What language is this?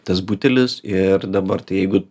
Lithuanian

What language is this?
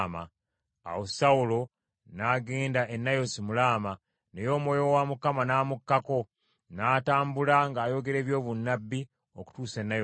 Ganda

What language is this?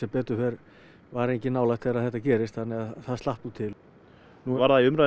Icelandic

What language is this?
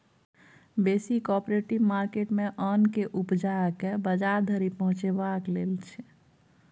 Maithili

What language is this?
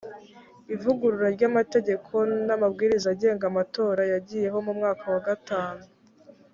Kinyarwanda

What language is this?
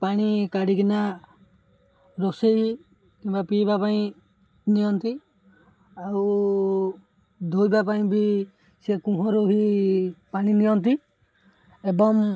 Odia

